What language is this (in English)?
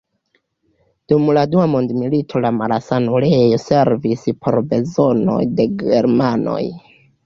Esperanto